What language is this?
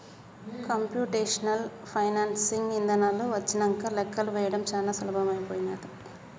Telugu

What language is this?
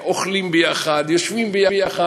Hebrew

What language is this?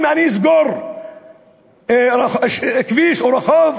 Hebrew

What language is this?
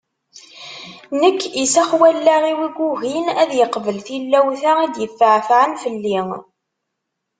Kabyle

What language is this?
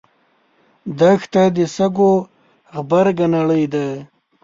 Pashto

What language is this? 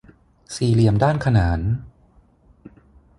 Thai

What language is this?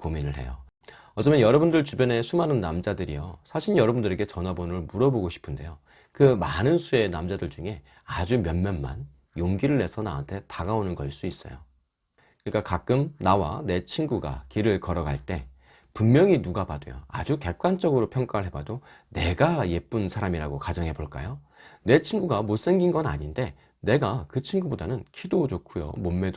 Korean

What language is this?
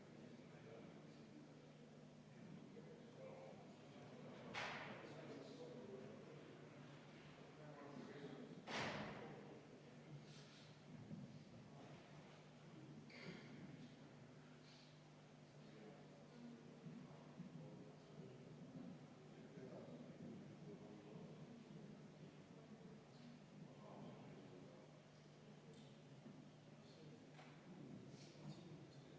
Estonian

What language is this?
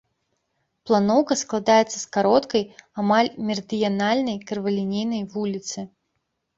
Belarusian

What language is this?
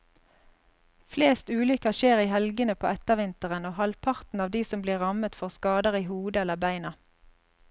Norwegian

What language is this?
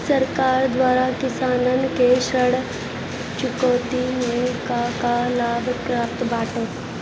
Bhojpuri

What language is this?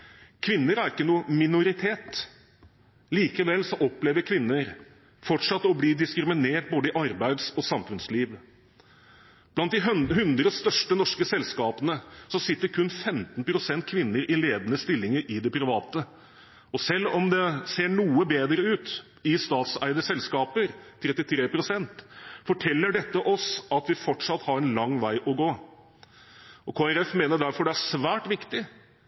Norwegian Bokmål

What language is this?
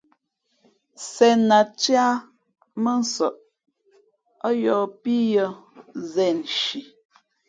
Fe'fe'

